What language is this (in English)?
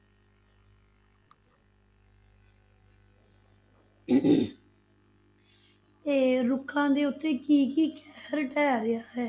Punjabi